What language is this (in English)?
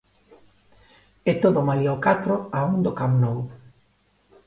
Galician